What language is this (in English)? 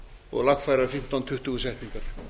Icelandic